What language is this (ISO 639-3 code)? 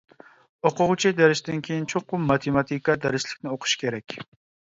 uig